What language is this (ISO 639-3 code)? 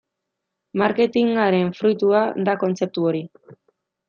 eus